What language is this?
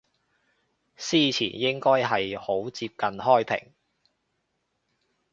Cantonese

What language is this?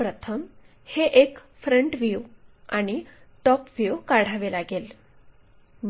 Marathi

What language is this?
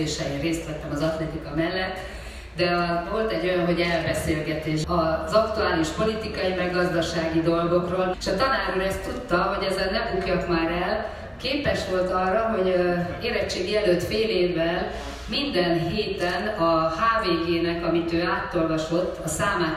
Hungarian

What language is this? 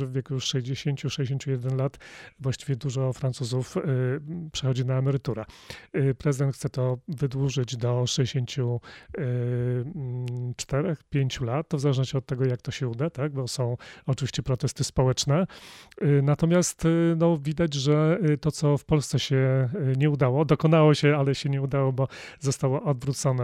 Polish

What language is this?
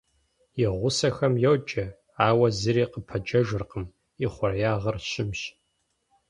Kabardian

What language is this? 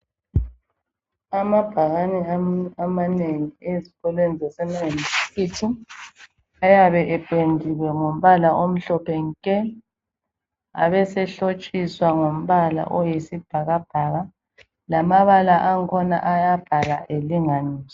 North Ndebele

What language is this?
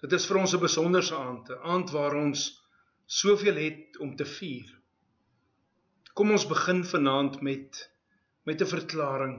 Dutch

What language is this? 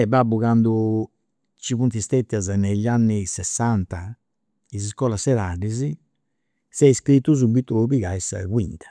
Campidanese Sardinian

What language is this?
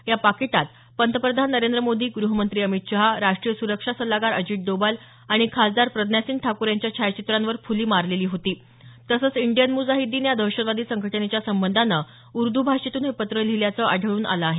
Marathi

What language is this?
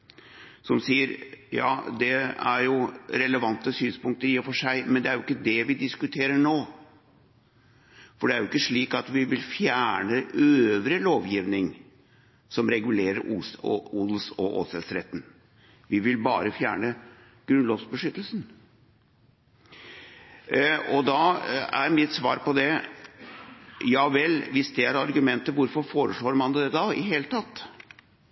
Norwegian Bokmål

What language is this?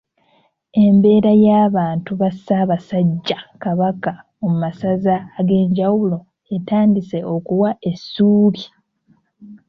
Ganda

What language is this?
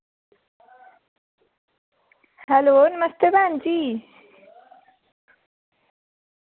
Dogri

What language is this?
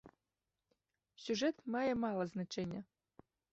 Belarusian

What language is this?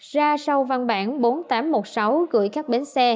Vietnamese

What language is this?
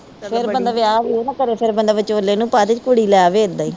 Punjabi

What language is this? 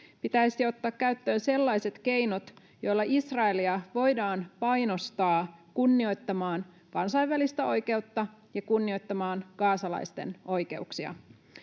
Finnish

